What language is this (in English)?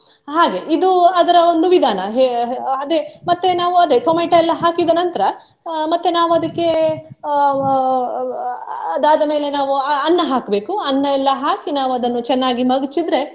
Kannada